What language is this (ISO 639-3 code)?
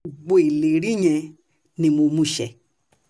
yor